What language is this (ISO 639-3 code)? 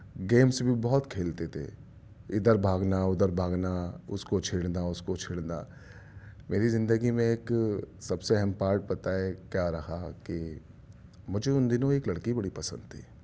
urd